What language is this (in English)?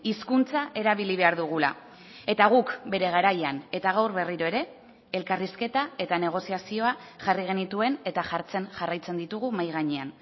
Basque